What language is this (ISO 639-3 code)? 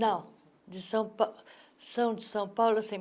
por